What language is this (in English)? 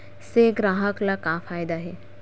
Chhattisgarhi